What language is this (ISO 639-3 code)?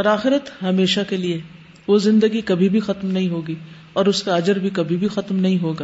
urd